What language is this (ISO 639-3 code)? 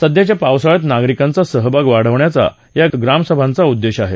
mar